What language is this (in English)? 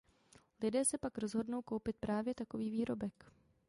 Czech